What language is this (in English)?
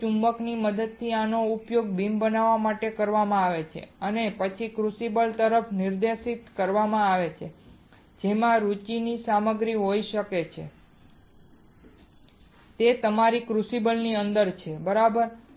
Gujarati